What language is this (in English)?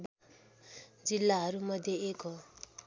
Nepali